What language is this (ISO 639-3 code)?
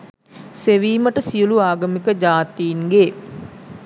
sin